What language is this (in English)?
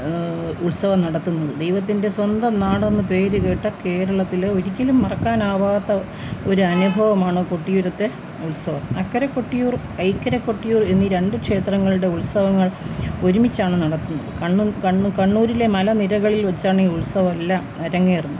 Malayalam